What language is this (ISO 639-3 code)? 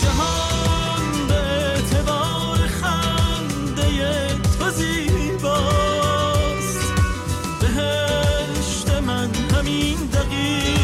fas